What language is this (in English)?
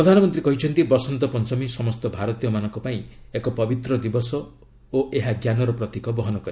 Odia